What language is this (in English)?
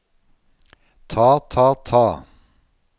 Norwegian